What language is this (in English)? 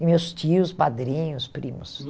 Portuguese